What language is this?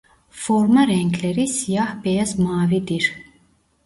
Turkish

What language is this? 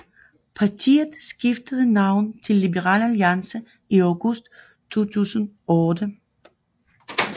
Danish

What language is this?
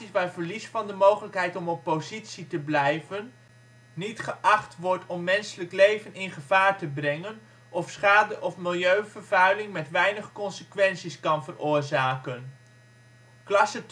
Dutch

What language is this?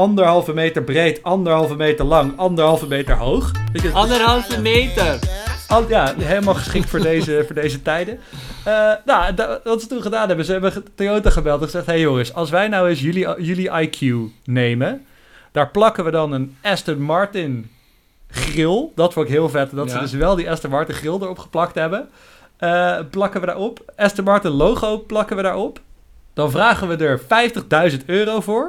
Dutch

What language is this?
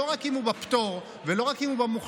Hebrew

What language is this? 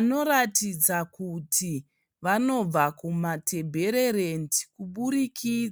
Shona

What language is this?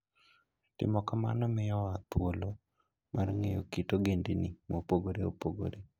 Luo (Kenya and Tanzania)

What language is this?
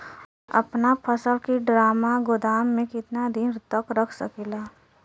Bhojpuri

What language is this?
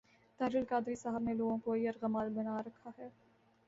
Urdu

